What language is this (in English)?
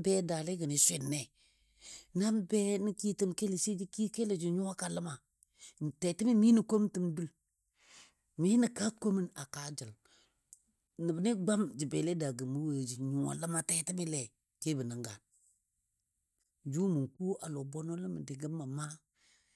Dadiya